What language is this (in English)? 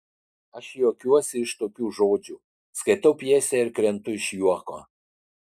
Lithuanian